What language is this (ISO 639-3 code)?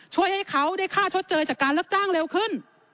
tha